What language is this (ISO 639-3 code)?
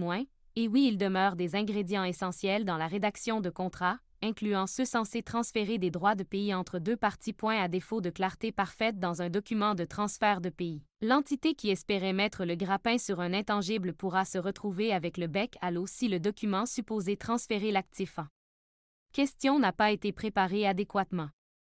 fra